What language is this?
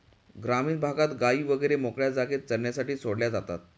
Marathi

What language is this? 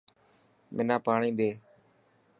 Dhatki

